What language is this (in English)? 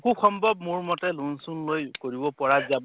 Assamese